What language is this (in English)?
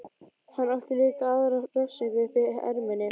Icelandic